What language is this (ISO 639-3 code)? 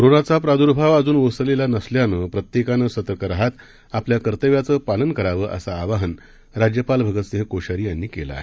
mar